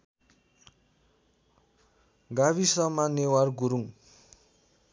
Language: Nepali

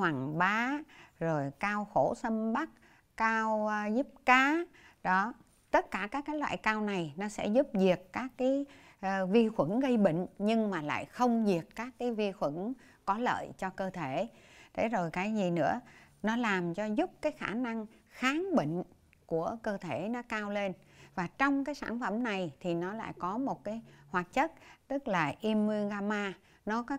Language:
Vietnamese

